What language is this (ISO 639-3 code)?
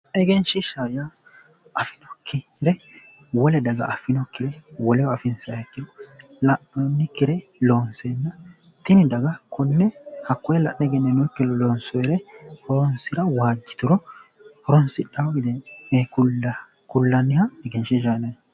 sid